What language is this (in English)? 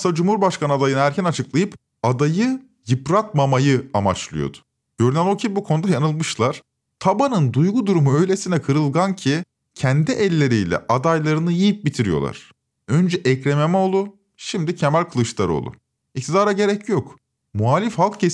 Turkish